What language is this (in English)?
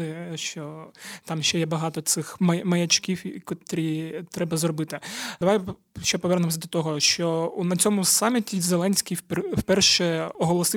Ukrainian